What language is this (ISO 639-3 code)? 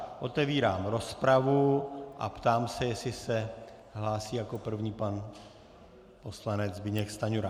ces